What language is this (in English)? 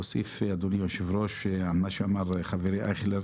Hebrew